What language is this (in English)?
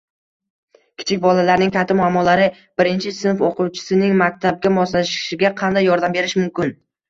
Uzbek